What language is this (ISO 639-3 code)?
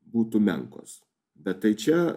lit